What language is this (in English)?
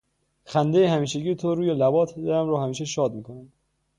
Persian